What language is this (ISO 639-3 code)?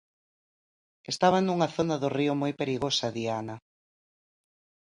glg